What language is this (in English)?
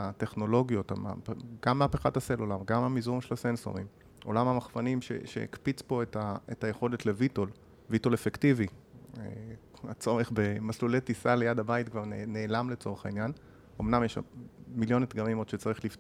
Hebrew